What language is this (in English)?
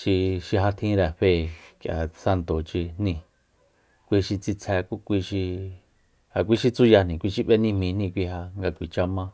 Soyaltepec Mazatec